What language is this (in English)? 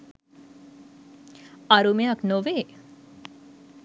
Sinhala